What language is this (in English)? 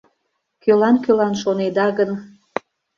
Mari